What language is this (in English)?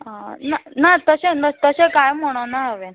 Konkani